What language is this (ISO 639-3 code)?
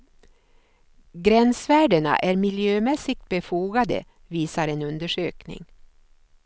swe